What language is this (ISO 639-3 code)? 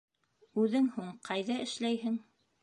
bak